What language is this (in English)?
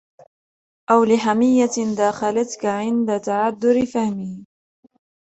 Arabic